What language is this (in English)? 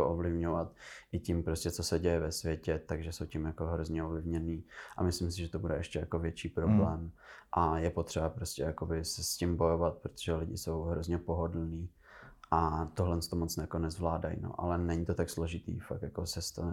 Czech